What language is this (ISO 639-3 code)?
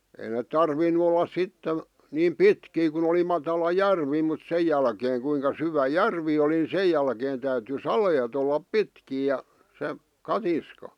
fin